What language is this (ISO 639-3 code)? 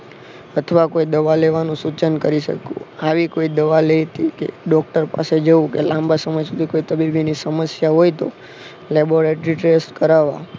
guj